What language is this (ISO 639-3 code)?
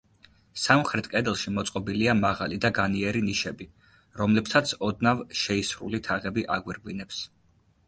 kat